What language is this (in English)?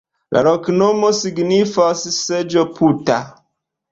Esperanto